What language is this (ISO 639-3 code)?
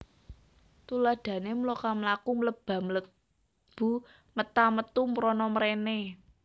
jav